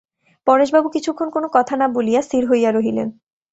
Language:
Bangla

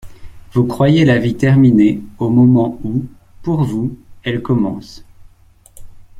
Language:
French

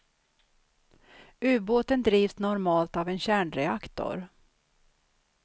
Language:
Swedish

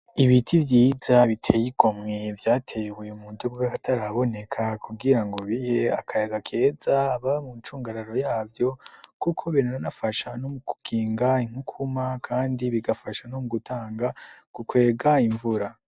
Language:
Rundi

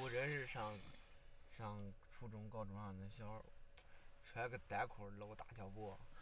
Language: Chinese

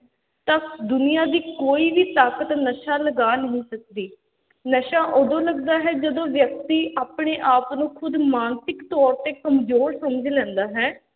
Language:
Punjabi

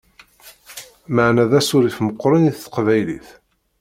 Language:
Kabyle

